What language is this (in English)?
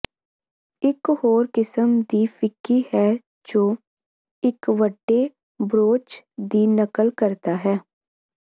Punjabi